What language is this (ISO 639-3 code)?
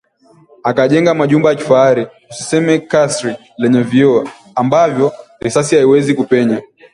swa